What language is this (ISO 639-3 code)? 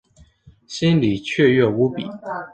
zho